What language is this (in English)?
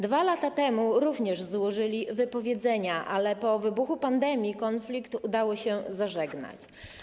Polish